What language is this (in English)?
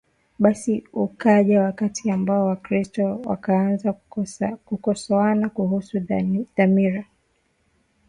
Swahili